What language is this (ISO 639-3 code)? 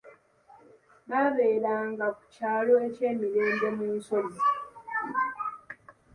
lug